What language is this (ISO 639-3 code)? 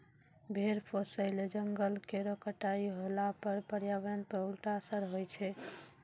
mai